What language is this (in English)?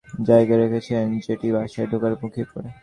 Bangla